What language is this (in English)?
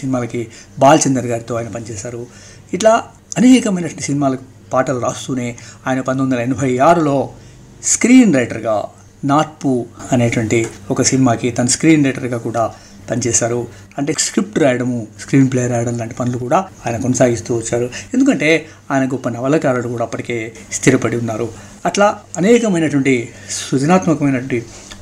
Telugu